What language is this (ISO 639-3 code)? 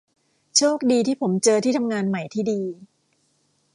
tha